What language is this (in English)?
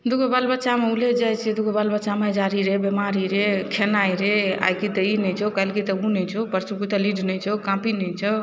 Maithili